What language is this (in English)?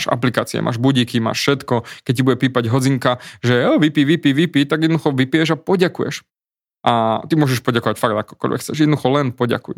Slovak